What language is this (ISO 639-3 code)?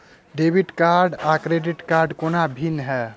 mai